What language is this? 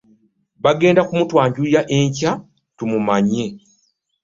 Ganda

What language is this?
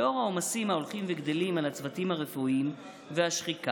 Hebrew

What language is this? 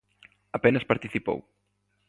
Galician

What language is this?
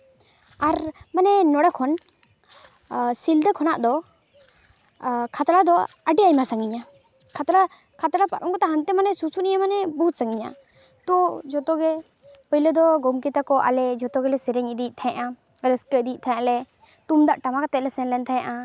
Santali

